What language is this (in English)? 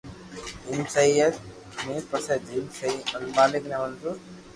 Loarki